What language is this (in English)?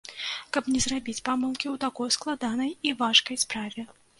Belarusian